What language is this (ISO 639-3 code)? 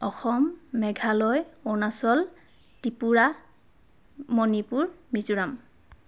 asm